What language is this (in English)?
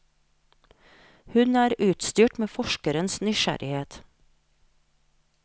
Norwegian